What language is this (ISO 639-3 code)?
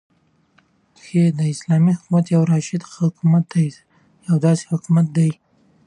pus